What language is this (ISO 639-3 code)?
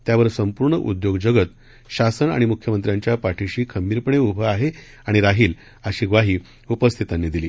mar